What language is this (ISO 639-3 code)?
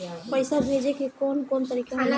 bho